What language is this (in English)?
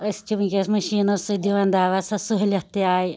Kashmiri